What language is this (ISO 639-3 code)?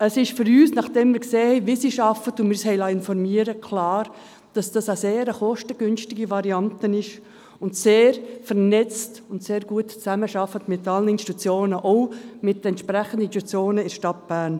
gsw